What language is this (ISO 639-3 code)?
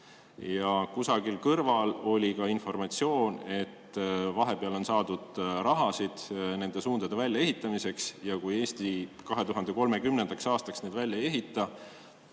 est